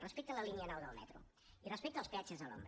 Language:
Catalan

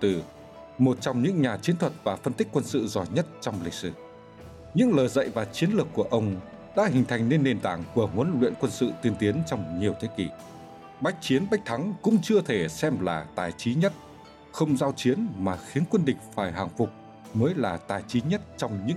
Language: Vietnamese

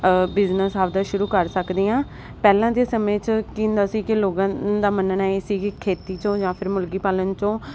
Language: Punjabi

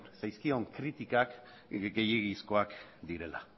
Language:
Basque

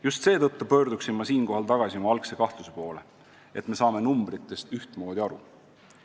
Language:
Estonian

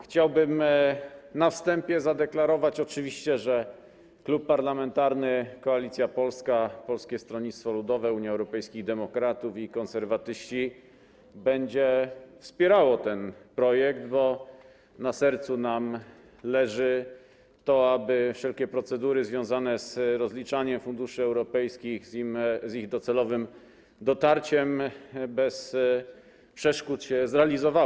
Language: Polish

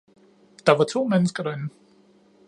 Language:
Danish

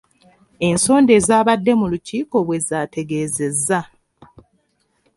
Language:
Ganda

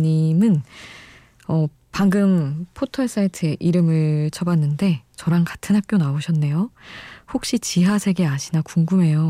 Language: Korean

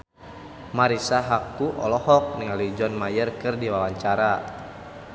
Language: Sundanese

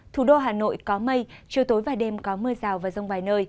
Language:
Vietnamese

